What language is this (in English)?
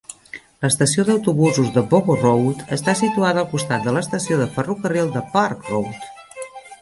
Catalan